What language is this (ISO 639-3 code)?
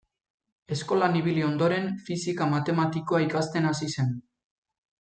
eus